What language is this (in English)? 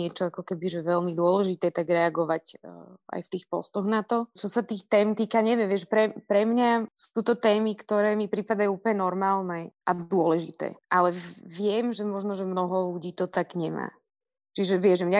Slovak